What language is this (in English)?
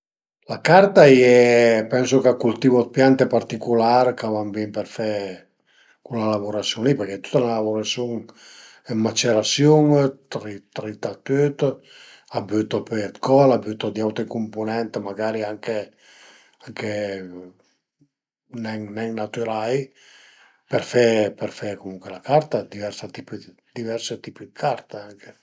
Piedmontese